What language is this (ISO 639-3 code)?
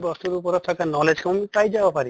asm